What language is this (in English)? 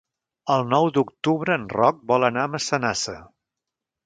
Catalan